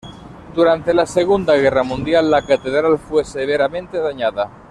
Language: Spanish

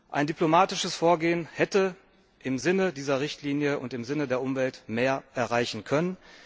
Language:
German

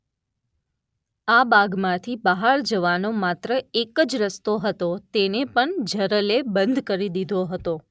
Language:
Gujarati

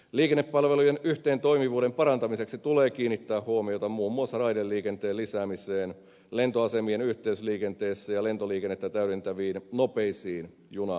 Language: Finnish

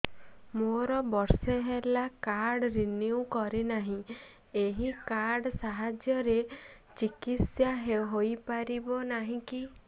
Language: Odia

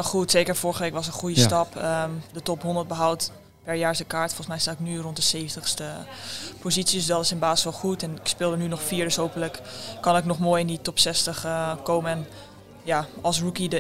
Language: Dutch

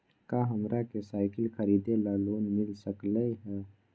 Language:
Magahi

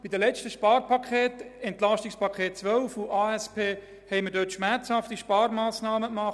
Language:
Swiss German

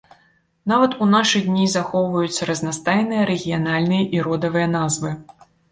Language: Belarusian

